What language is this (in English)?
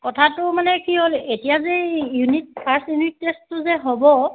Assamese